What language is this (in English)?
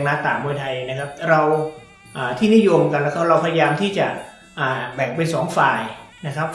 Thai